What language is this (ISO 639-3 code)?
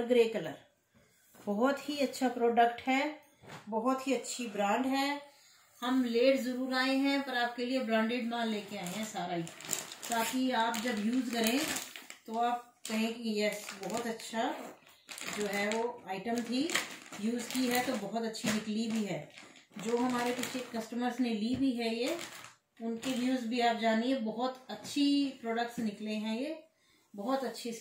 hin